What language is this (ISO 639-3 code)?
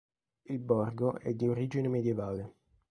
ita